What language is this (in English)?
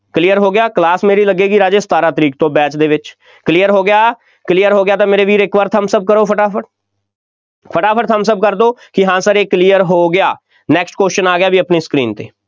Punjabi